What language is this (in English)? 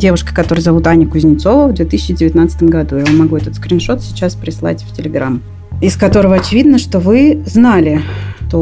Russian